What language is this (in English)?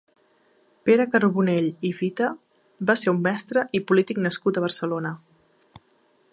Catalan